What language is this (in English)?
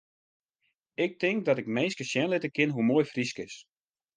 Western Frisian